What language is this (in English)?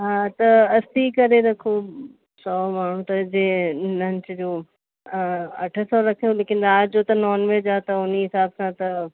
Sindhi